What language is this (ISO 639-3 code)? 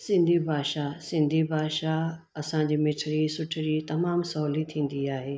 snd